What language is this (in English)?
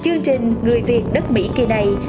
Vietnamese